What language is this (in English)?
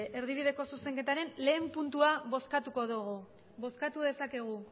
Basque